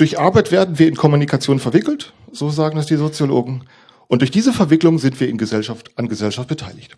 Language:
German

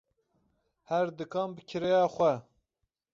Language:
Kurdish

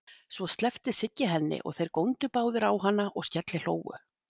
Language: Icelandic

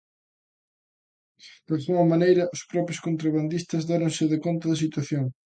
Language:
Galician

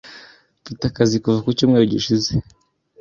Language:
Kinyarwanda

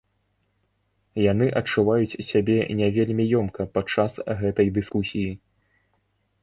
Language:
Belarusian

